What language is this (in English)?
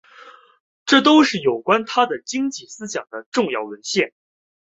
Chinese